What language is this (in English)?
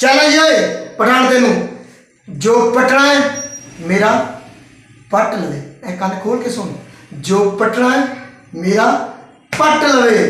Hindi